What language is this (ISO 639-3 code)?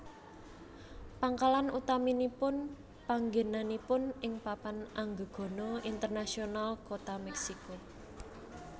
jav